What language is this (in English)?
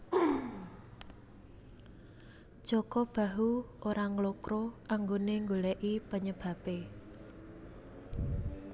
Javanese